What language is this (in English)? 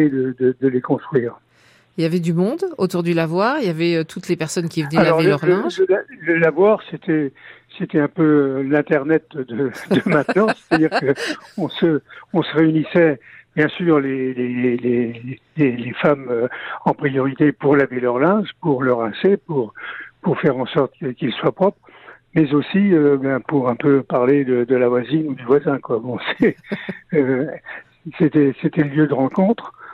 French